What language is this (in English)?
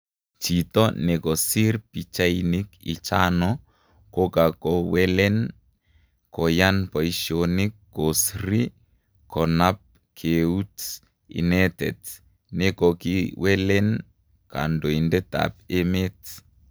Kalenjin